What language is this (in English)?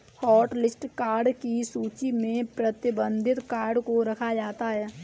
Hindi